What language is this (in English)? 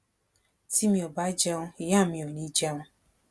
Yoruba